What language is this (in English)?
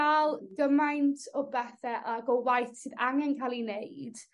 Welsh